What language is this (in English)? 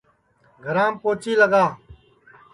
Sansi